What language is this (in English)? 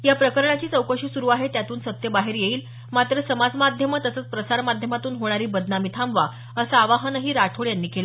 Marathi